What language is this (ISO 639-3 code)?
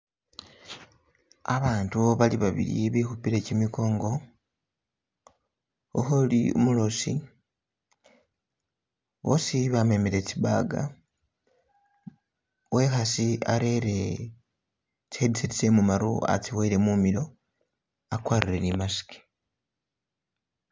myx